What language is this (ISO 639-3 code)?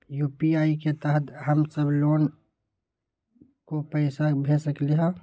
mag